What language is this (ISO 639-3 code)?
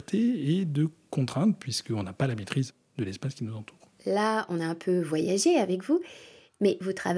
fra